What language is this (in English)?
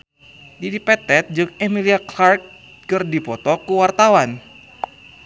Sundanese